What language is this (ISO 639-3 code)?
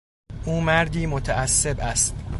fas